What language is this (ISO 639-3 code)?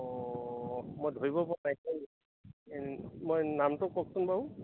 asm